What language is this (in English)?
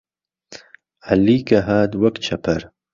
Central Kurdish